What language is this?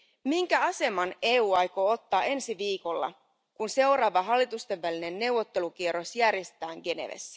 Finnish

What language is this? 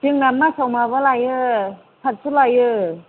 Bodo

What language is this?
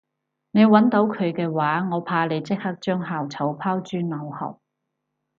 Cantonese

